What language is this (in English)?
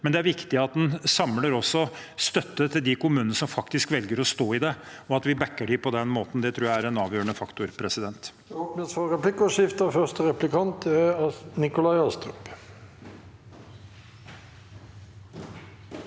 Norwegian